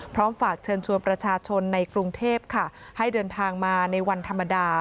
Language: Thai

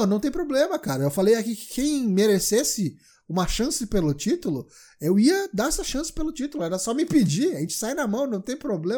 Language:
Portuguese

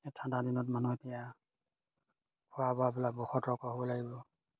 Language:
Assamese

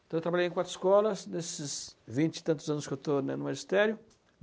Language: Portuguese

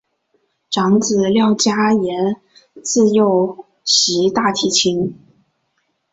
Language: Chinese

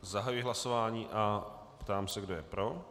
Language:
Czech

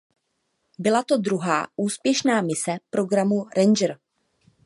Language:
Czech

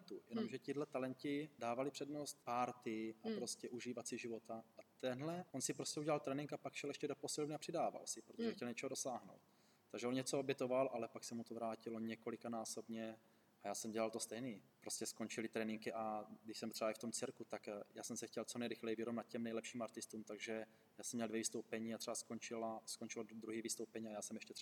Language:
Czech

